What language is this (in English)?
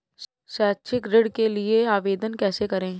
Hindi